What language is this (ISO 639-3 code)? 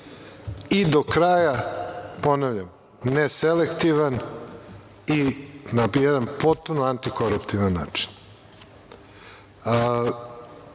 srp